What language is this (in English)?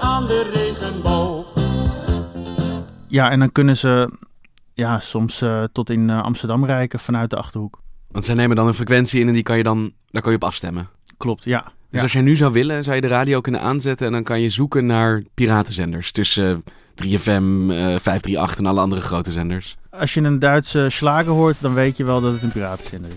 Dutch